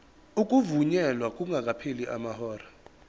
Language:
Zulu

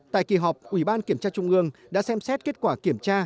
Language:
Vietnamese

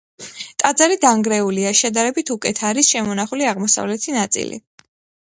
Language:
Georgian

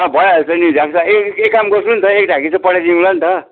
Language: Nepali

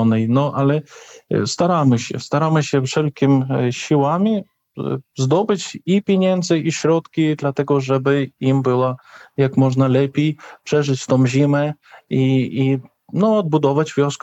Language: Polish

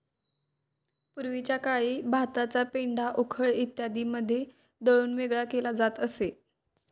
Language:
Marathi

